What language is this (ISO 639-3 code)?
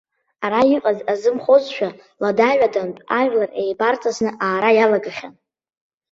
abk